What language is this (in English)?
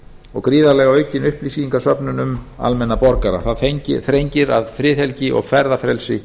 Icelandic